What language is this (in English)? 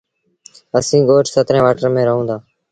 Sindhi Bhil